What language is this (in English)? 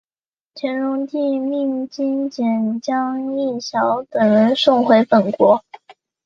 Chinese